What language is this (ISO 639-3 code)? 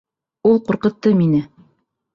bak